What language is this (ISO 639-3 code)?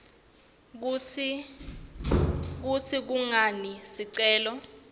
ssw